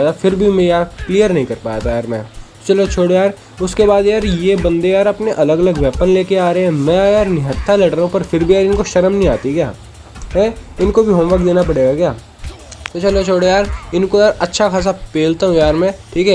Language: Hindi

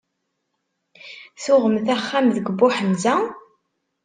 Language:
Kabyle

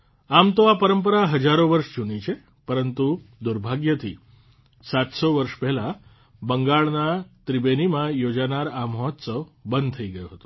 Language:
Gujarati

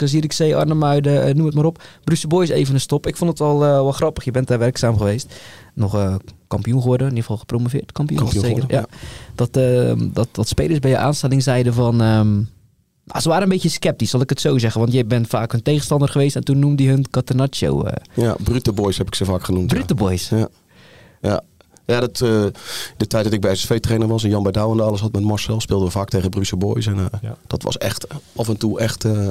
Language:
Dutch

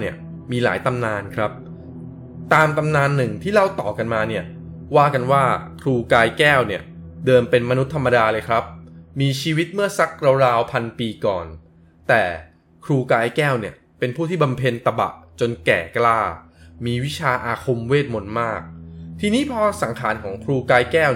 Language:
Thai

